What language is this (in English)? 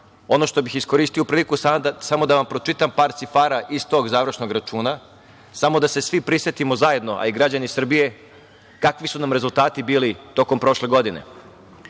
Serbian